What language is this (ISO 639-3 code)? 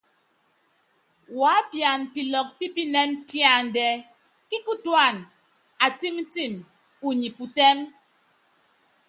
yav